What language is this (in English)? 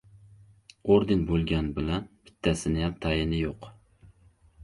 Uzbek